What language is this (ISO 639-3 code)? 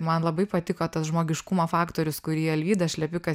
lit